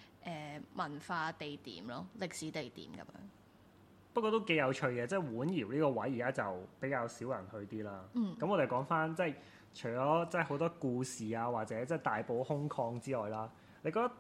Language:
Chinese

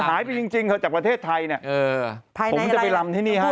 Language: Thai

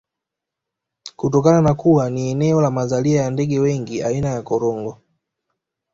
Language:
Swahili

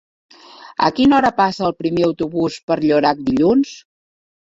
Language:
Catalan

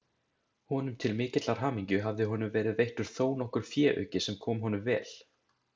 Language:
Icelandic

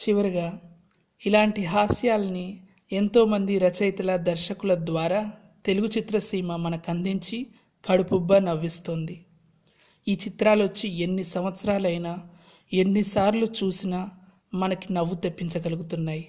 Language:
Telugu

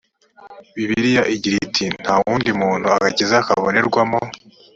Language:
Kinyarwanda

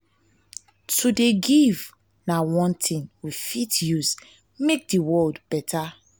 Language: Nigerian Pidgin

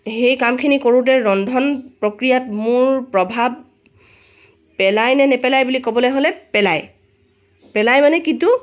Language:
Assamese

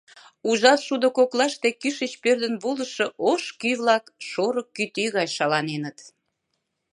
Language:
Mari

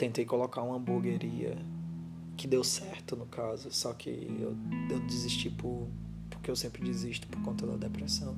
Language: Portuguese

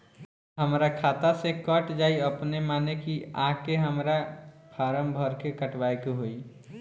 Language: Bhojpuri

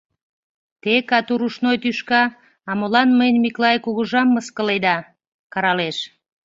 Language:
Mari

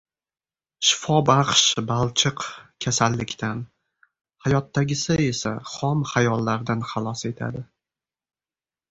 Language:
Uzbek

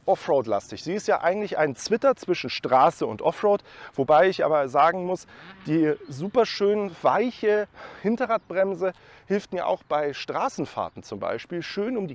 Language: German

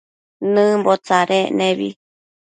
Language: Matsés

